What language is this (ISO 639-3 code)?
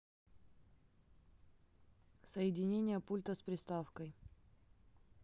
rus